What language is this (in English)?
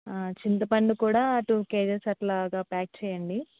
Telugu